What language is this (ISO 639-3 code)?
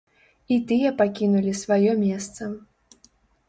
bel